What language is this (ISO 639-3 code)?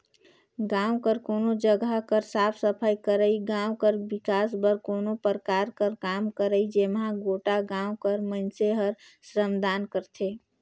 hne